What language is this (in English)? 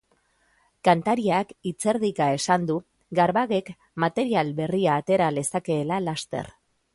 Basque